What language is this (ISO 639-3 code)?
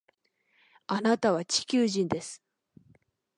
jpn